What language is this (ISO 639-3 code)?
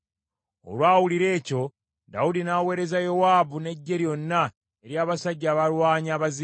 lug